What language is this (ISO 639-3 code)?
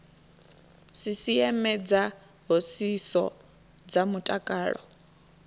ven